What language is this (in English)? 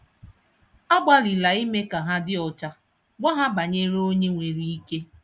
Igbo